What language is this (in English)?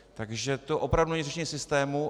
Czech